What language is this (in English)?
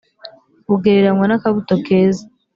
Kinyarwanda